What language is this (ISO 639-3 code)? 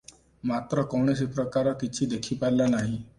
ori